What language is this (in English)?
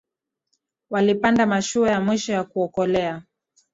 Swahili